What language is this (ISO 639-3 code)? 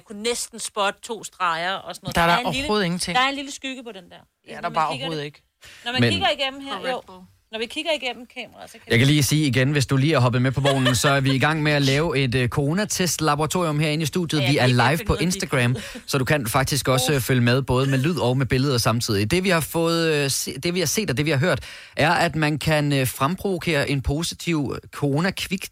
dan